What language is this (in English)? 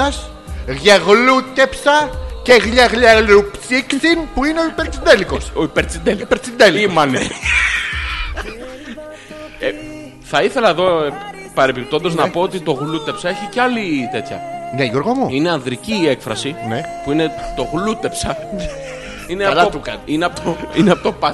Greek